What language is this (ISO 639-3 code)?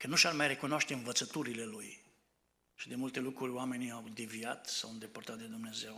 ron